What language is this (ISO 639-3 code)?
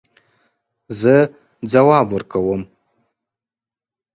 pus